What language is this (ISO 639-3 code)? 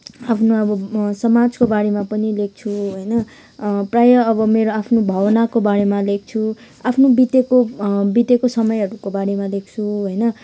nep